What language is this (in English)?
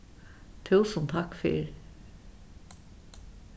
Faroese